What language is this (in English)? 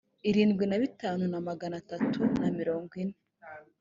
Kinyarwanda